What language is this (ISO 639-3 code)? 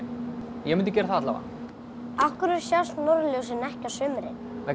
isl